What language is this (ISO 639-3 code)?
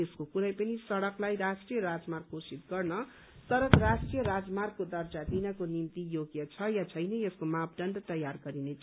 nep